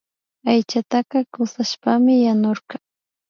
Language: Imbabura Highland Quichua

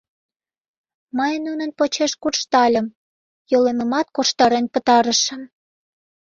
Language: Mari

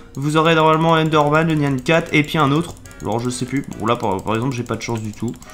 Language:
French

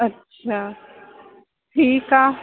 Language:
Sindhi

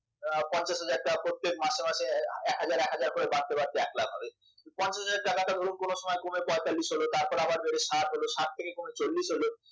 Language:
Bangla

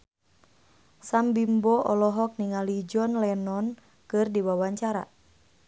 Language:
Sundanese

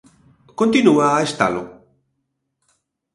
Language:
Galician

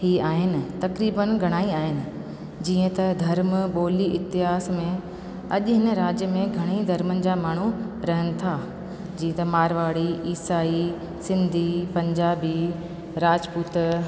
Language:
Sindhi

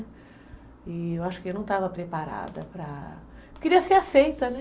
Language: Portuguese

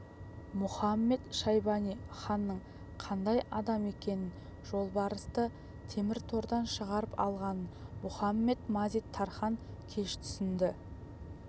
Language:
Kazakh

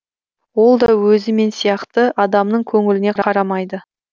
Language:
Kazakh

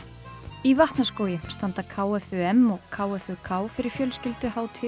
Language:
Icelandic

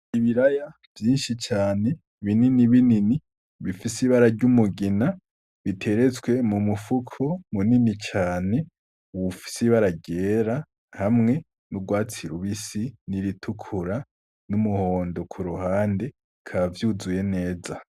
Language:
Rundi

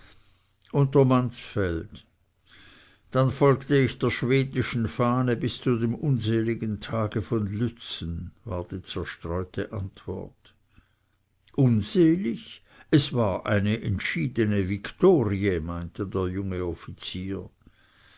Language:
German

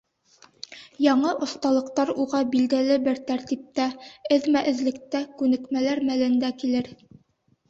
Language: Bashkir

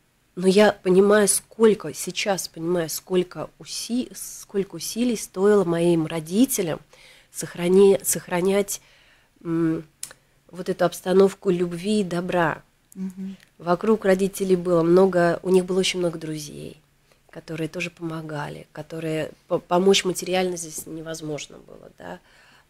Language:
Russian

